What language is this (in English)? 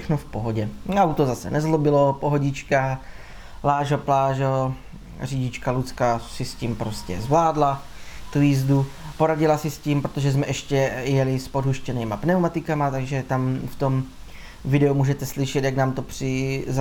Czech